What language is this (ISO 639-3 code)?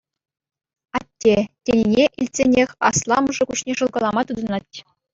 chv